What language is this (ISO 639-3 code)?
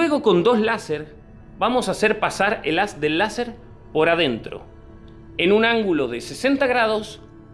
spa